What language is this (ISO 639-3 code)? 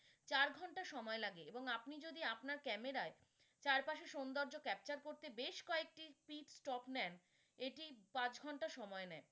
ben